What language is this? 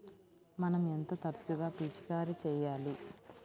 Telugu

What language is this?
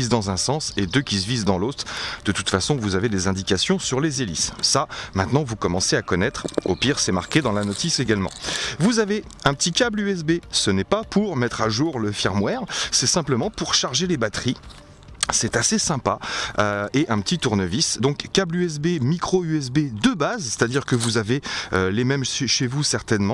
French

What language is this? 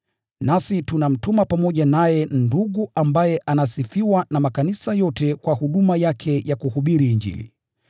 Swahili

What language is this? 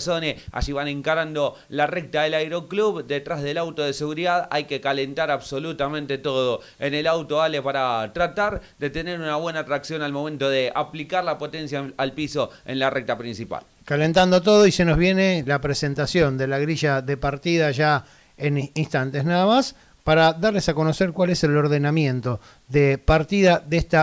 Spanish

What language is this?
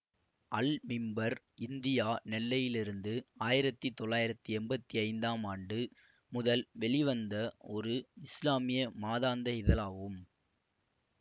Tamil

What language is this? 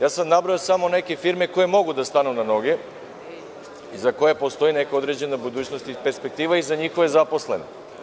Serbian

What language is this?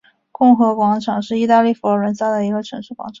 Chinese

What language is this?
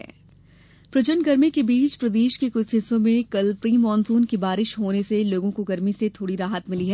Hindi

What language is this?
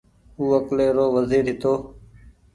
Goaria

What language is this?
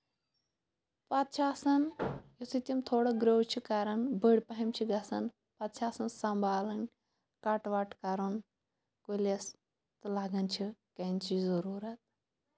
Kashmiri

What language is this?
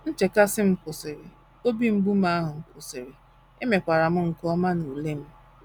Igbo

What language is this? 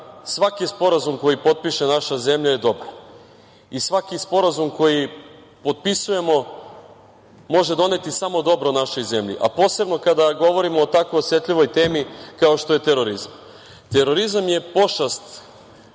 Serbian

